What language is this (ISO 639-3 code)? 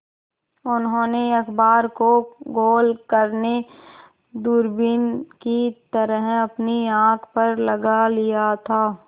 hin